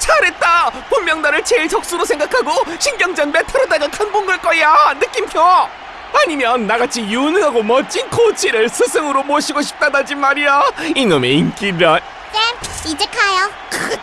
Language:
Korean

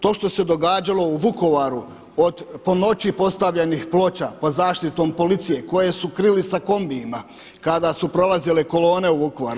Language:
Croatian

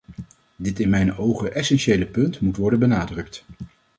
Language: Dutch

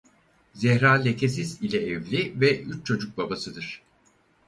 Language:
Turkish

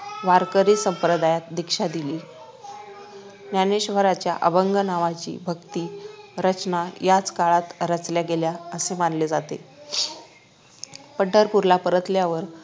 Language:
Marathi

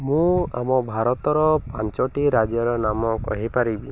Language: Odia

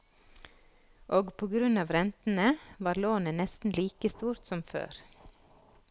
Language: Norwegian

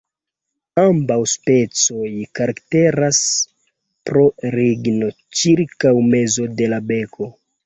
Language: Esperanto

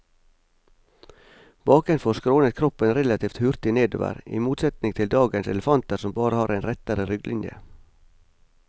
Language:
Norwegian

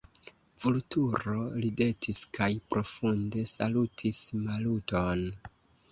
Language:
Esperanto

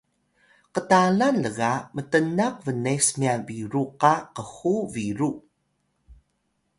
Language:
Atayal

